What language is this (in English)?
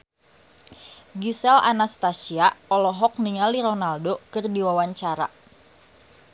Sundanese